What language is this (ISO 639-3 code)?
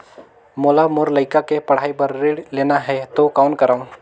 hne